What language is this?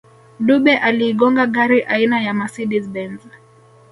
Swahili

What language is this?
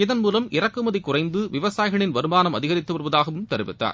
Tamil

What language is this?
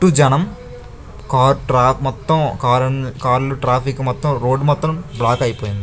Telugu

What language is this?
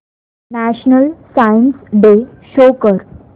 Marathi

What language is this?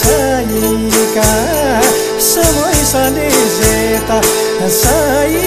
Greek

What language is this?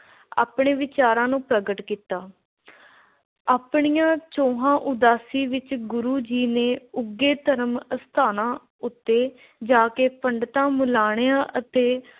Punjabi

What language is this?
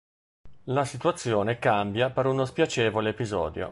Italian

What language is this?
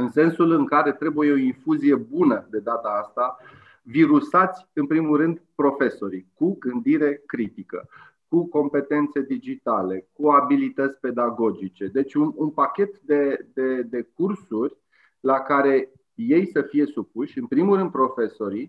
Romanian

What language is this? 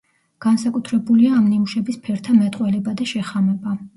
Georgian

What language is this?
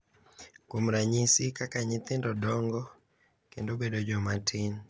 Luo (Kenya and Tanzania)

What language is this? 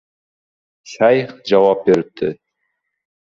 Uzbek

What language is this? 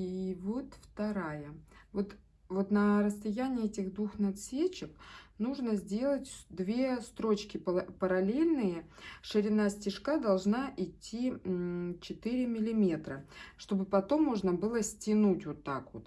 Russian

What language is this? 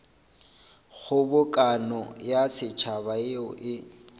Northern Sotho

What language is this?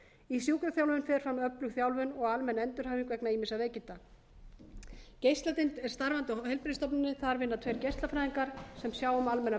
Icelandic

